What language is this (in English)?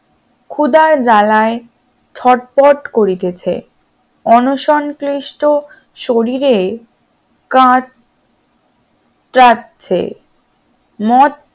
Bangla